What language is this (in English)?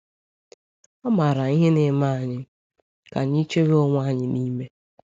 Igbo